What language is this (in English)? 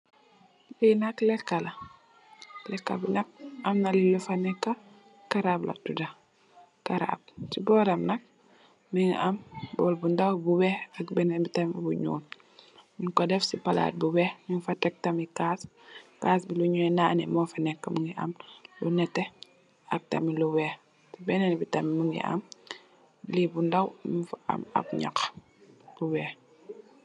Wolof